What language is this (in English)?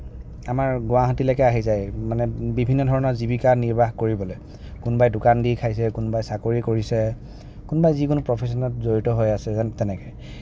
Assamese